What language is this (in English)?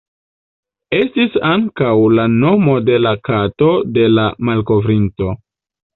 Esperanto